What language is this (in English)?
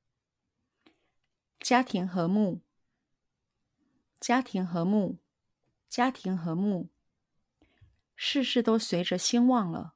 Chinese